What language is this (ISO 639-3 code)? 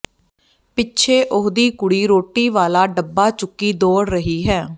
pan